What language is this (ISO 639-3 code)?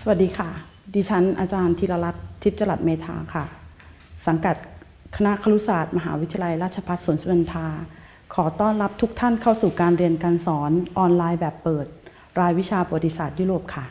tha